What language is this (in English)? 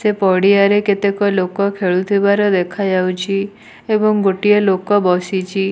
Odia